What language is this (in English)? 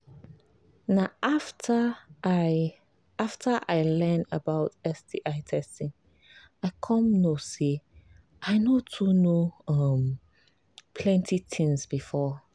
Nigerian Pidgin